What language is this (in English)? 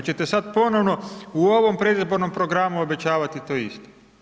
Croatian